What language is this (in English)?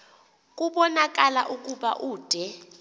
Xhosa